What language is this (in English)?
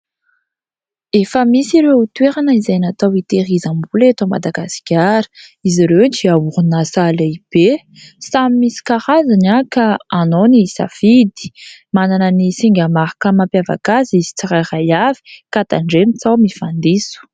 Malagasy